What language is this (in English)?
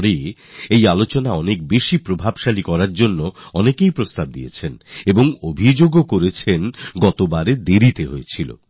Bangla